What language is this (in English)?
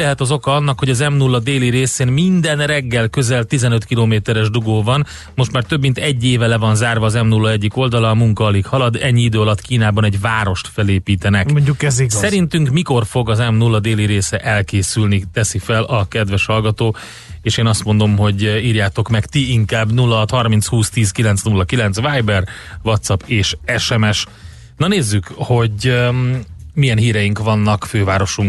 Hungarian